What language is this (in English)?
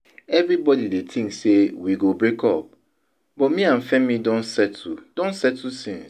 Nigerian Pidgin